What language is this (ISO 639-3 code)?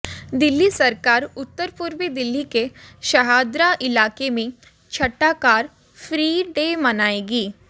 hin